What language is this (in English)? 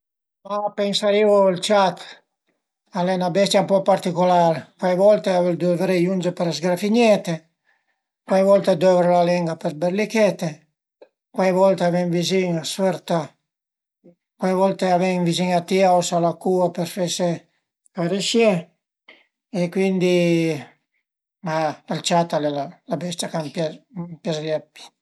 Piedmontese